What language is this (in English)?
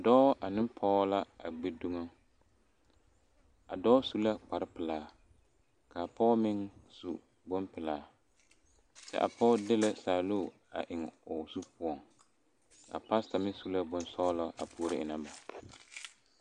Southern Dagaare